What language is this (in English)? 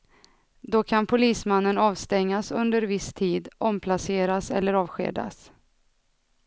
Swedish